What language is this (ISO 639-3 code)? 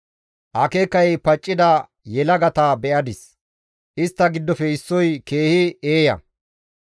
gmv